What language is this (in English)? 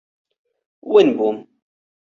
Central Kurdish